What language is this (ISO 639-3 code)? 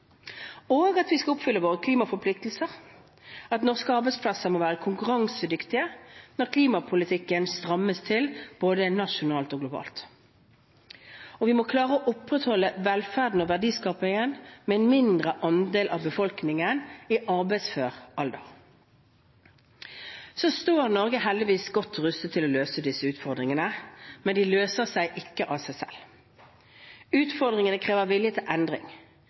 nob